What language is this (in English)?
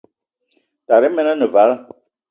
Eton (Cameroon)